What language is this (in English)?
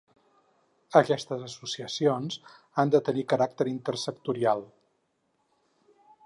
Catalan